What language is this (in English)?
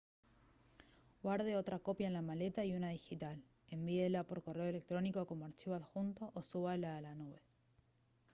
Spanish